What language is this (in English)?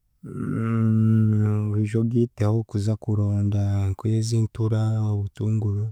Chiga